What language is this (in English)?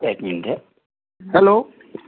Assamese